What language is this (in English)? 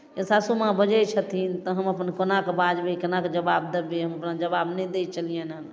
Maithili